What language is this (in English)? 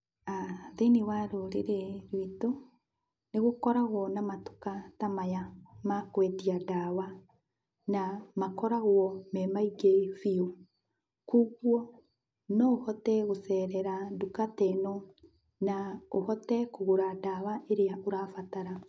Kikuyu